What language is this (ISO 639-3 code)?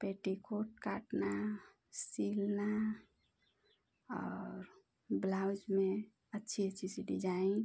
hin